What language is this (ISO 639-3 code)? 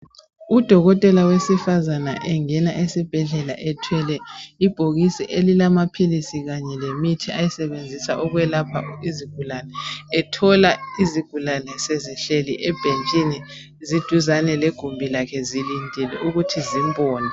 nde